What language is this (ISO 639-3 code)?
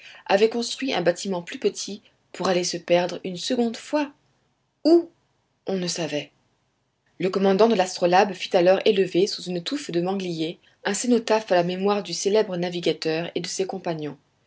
fra